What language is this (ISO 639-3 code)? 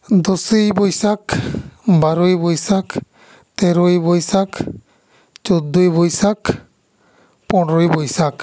sat